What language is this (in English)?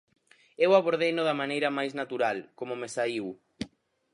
Galician